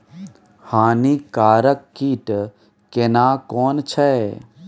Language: Maithili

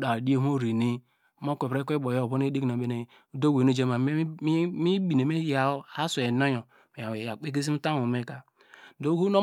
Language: Degema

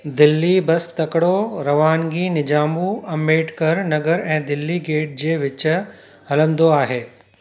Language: Sindhi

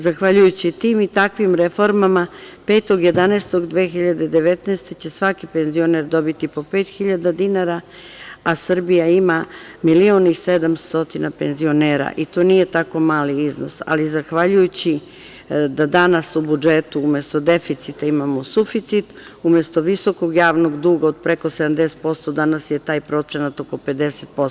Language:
Serbian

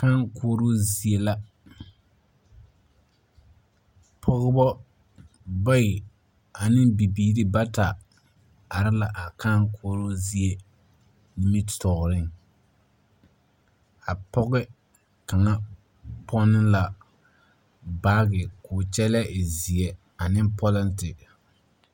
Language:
Southern Dagaare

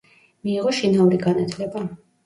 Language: Georgian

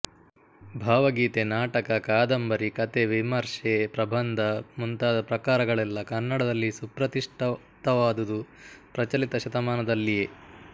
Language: Kannada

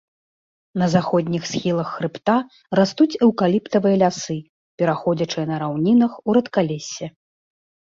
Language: Belarusian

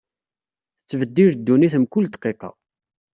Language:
Kabyle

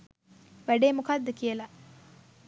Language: Sinhala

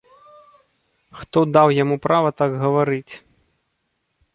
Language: Belarusian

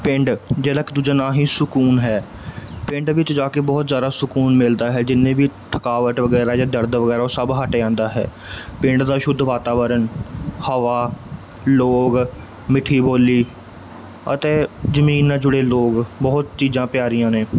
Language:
Punjabi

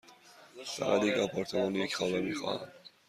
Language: Persian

